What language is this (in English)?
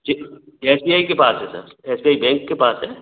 Hindi